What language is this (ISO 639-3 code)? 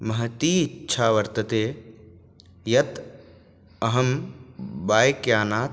san